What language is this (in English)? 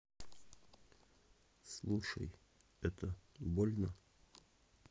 Russian